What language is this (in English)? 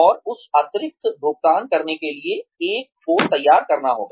Hindi